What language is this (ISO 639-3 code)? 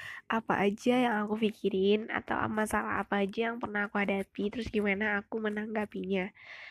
ind